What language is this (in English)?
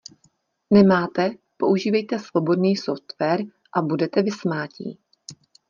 Czech